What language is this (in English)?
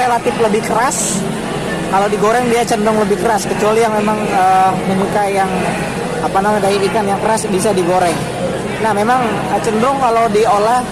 Indonesian